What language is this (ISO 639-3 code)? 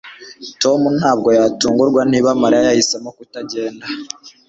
kin